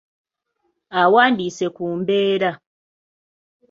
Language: Ganda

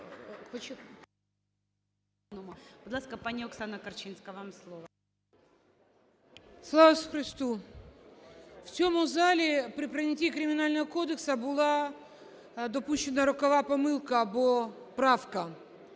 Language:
Ukrainian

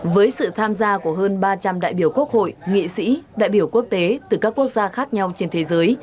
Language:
Vietnamese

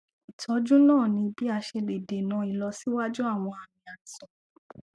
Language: Yoruba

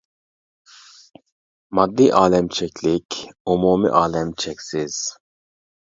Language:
Uyghur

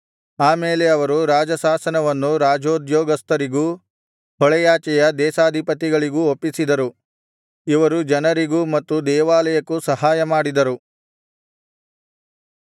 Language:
Kannada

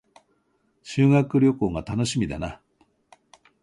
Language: Japanese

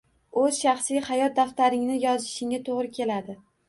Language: Uzbek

